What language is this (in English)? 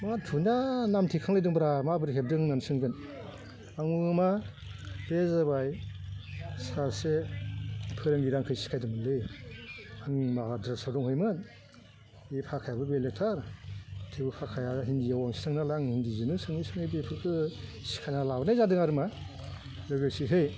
Bodo